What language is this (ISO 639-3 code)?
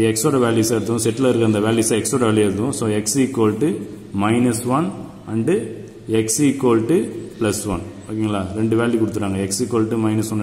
hin